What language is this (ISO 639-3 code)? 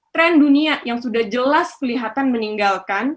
ind